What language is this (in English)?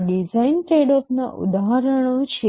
Gujarati